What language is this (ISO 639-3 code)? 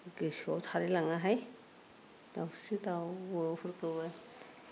brx